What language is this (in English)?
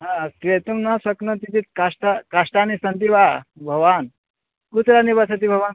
Sanskrit